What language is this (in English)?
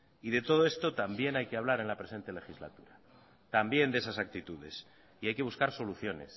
Spanish